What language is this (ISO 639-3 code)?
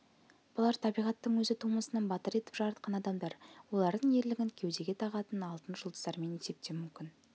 kaz